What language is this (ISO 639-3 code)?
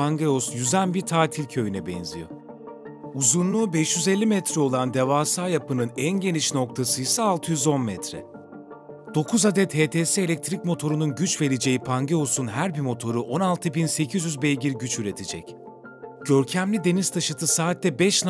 tur